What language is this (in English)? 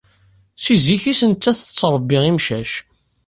Kabyle